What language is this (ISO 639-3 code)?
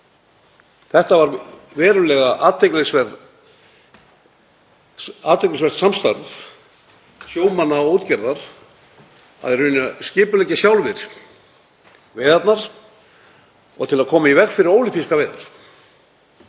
isl